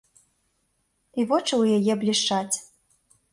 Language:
Belarusian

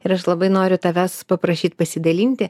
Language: Lithuanian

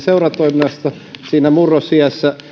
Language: Finnish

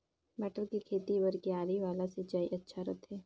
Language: Chhattisgarhi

